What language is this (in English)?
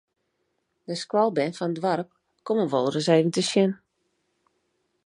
Western Frisian